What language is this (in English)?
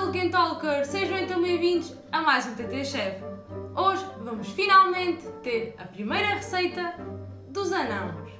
Portuguese